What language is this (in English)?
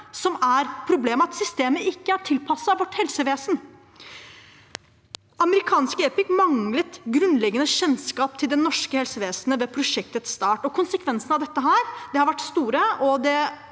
Norwegian